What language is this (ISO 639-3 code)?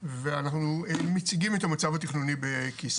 heb